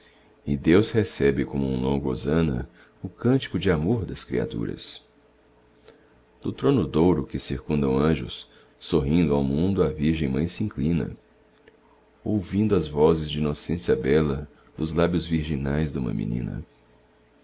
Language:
Portuguese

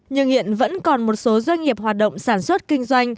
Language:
Vietnamese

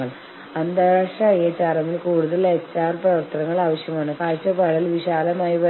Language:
Malayalam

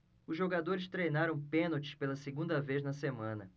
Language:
Portuguese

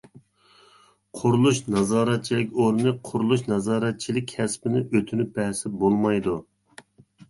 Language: Uyghur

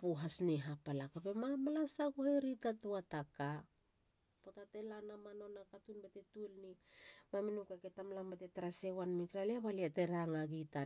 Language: Halia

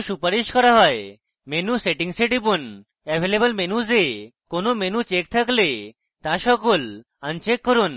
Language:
Bangla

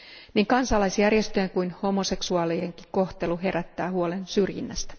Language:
Finnish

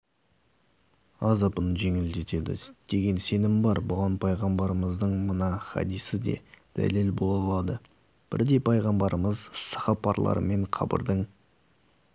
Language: Kazakh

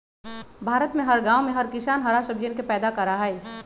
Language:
Magahi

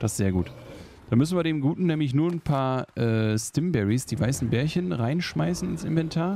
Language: German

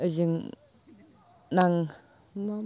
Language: Bodo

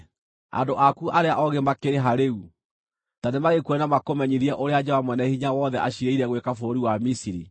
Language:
Kikuyu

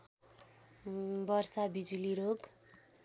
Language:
Nepali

